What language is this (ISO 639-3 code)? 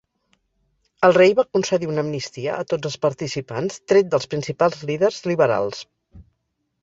cat